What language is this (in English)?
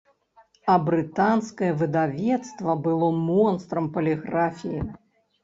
Belarusian